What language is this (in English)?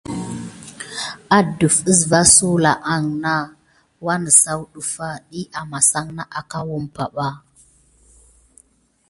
Gidar